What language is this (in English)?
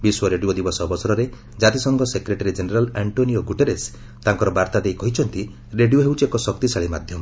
Odia